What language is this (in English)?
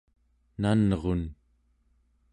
Central Yupik